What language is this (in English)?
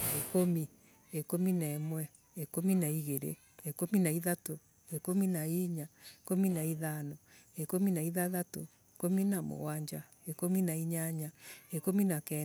Embu